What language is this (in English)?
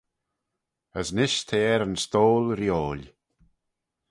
Manx